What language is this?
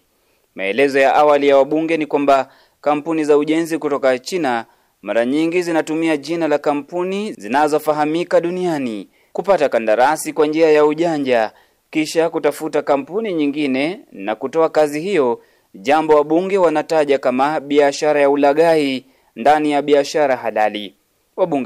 Swahili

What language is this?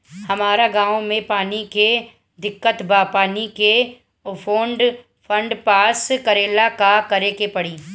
Bhojpuri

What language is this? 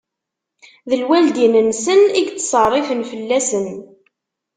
Kabyle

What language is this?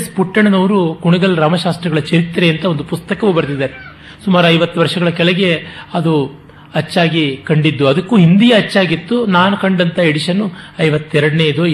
Kannada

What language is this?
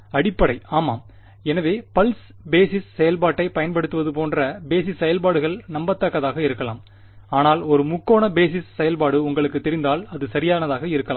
Tamil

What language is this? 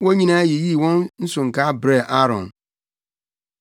Akan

